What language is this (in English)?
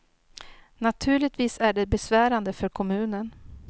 Swedish